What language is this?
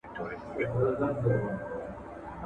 Pashto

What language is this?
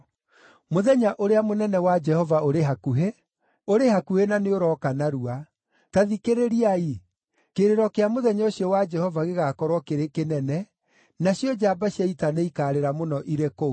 Kikuyu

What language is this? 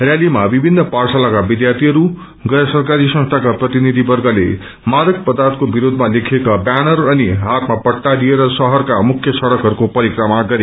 Nepali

